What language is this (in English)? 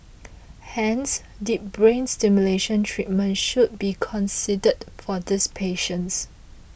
English